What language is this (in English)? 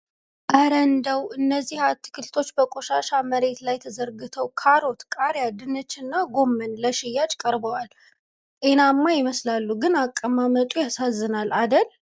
Amharic